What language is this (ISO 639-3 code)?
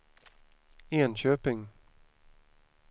swe